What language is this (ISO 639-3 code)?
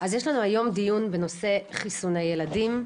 heb